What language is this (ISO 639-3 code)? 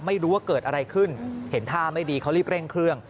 tha